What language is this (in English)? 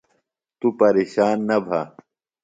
Phalura